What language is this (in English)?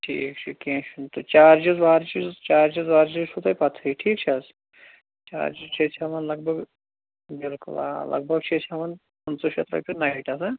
Kashmiri